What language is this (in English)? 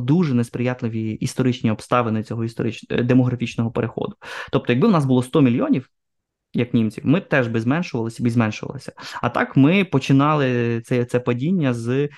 Ukrainian